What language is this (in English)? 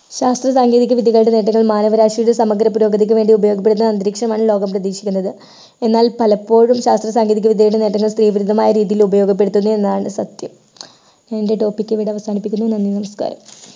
Malayalam